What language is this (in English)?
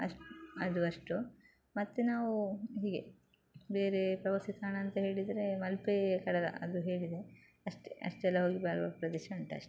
Kannada